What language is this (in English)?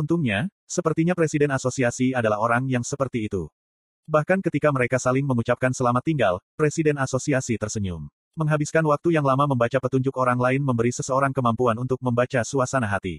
Indonesian